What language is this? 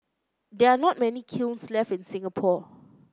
English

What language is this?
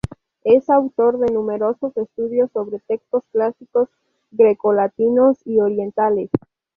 Spanish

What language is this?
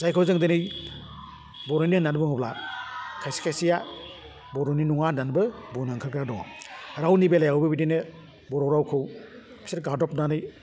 Bodo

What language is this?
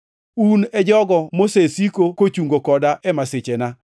Luo (Kenya and Tanzania)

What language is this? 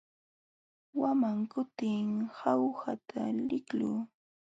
Jauja Wanca Quechua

